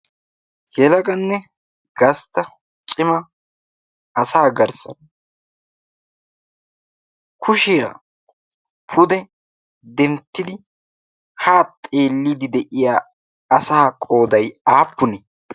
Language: Wolaytta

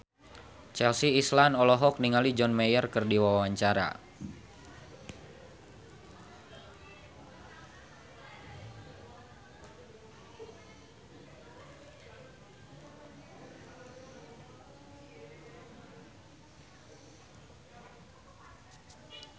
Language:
Sundanese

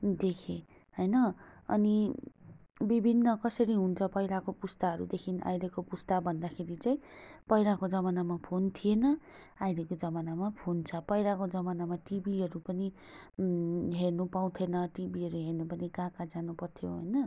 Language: Nepali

